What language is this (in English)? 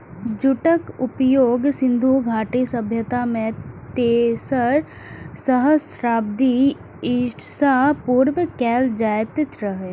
Maithili